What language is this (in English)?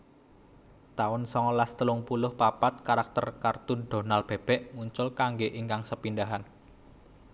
Javanese